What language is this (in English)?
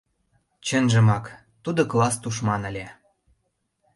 Mari